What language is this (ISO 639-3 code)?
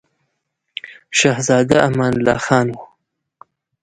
pus